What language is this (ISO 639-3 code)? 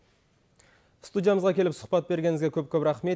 kaz